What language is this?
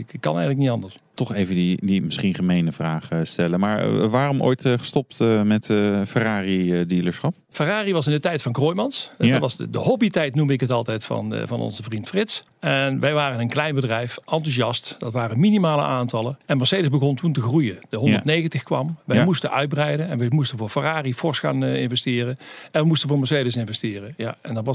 Dutch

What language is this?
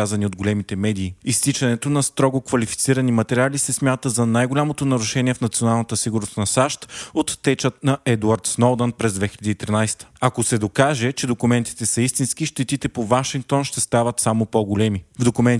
Bulgarian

